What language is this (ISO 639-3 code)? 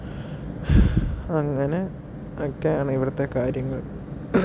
mal